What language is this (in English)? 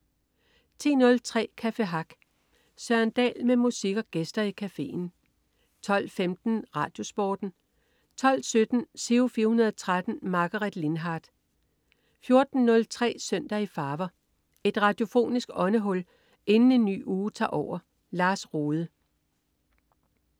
Danish